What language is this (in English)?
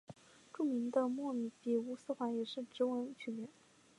Chinese